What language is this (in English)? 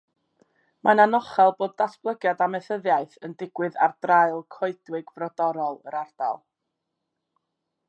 Welsh